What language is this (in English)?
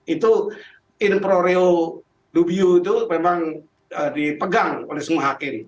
Indonesian